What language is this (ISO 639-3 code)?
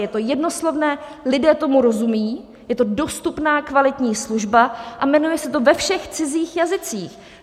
ces